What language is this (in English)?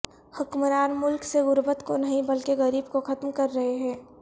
Urdu